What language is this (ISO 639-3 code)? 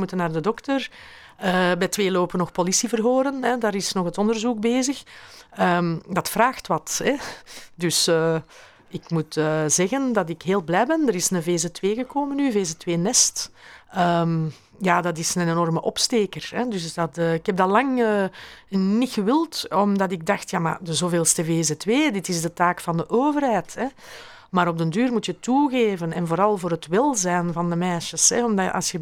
nld